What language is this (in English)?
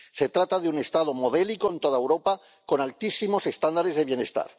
Spanish